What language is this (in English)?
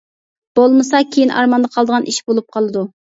Uyghur